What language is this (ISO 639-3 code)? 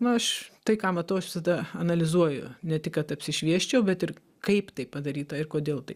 lit